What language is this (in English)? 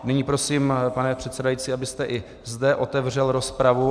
Czech